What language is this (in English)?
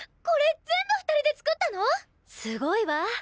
Japanese